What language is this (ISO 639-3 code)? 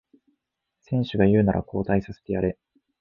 jpn